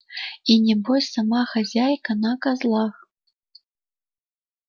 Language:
Russian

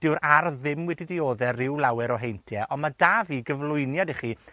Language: Welsh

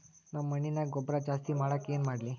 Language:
Kannada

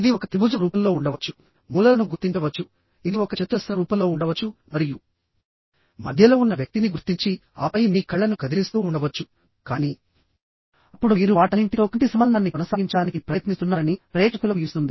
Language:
Telugu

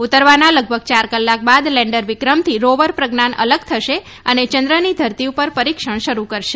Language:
Gujarati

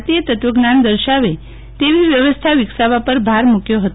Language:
Gujarati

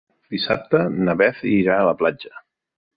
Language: Catalan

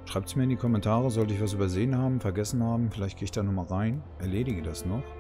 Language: German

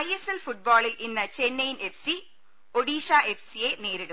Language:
Malayalam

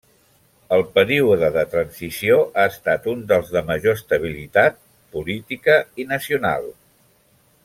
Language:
Catalan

